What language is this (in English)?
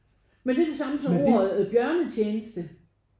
Danish